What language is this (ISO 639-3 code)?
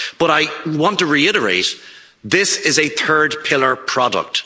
eng